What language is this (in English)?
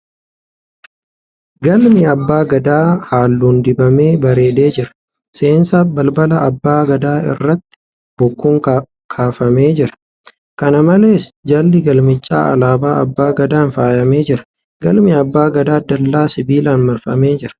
Oromo